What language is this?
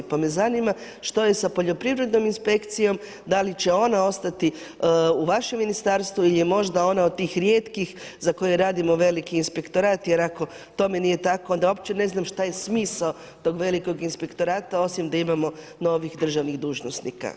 Croatian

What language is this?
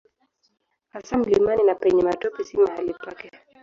Swahili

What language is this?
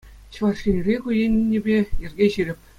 Chuvash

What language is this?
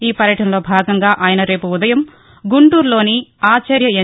Telugu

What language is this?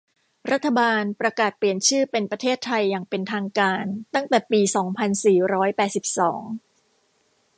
Thai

